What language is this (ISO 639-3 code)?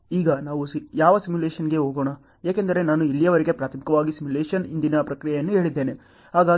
kan